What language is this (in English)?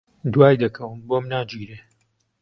Central Kurdish